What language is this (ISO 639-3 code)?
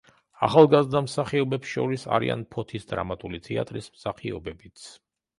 kat